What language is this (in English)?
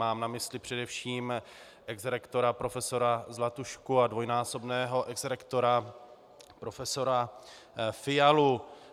Czech